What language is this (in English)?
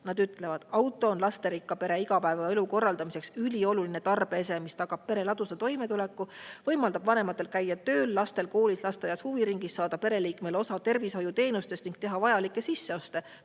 Estonian